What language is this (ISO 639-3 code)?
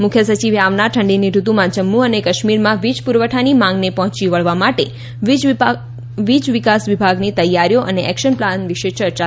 guj